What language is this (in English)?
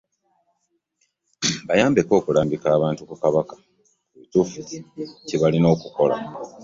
Ganda